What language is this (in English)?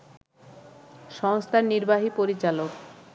Bangla